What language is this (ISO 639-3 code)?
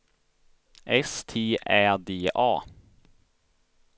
swe